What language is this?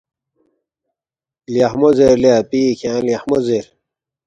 Balti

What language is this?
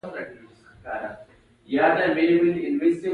Pashto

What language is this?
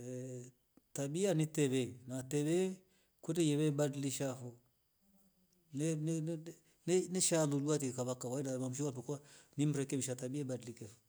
Rombo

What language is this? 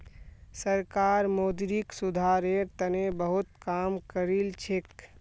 Magahi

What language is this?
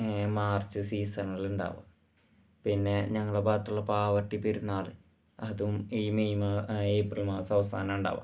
Malayalam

